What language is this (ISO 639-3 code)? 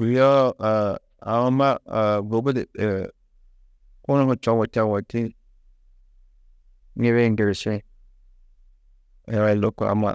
tuq